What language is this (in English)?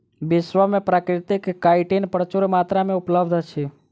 Maithili